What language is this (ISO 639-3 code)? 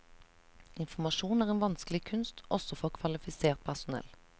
nor